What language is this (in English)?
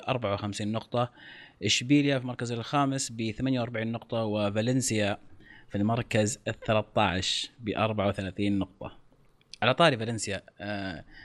Arabic